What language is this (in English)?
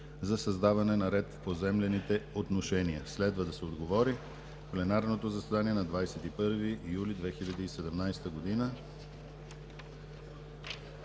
Bulgarian